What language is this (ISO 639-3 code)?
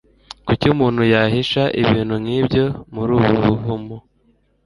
kin